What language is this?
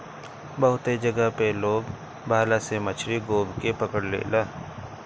Bhojpuri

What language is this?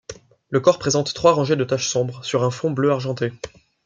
French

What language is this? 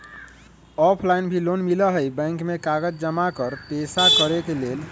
Magahi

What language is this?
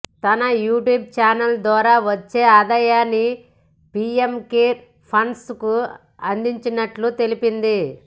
Telugu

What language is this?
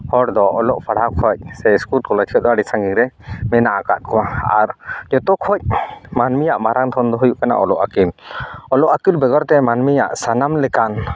Santali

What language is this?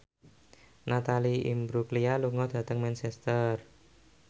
Javanese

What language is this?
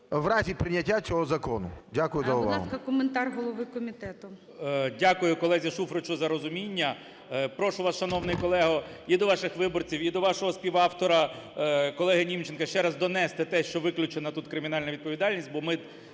Ukrainian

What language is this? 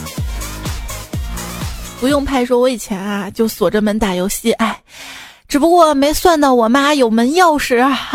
Chinese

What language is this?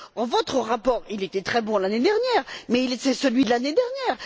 French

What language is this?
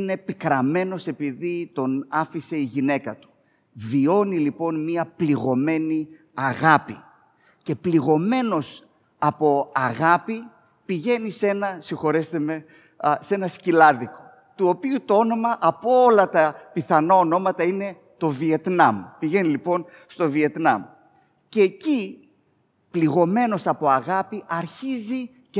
Greek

